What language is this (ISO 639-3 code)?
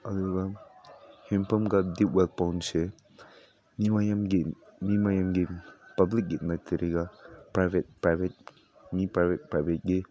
mni